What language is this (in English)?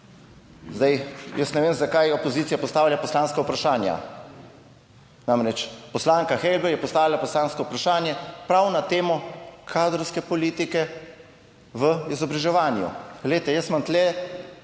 Slovenian